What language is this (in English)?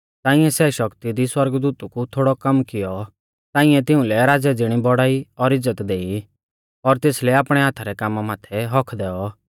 Mahasu Pahari